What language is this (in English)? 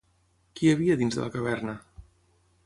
Catalan